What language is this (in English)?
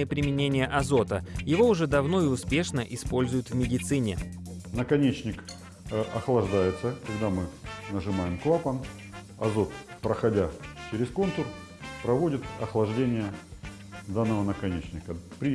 Russian